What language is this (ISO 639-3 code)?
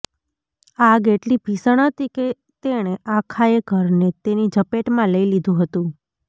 guj